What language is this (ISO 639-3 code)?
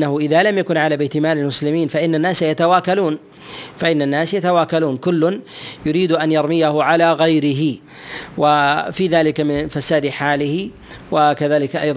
ara